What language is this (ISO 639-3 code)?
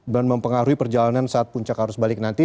ind